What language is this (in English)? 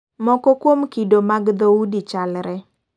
Luo (Kenya and Tanzania)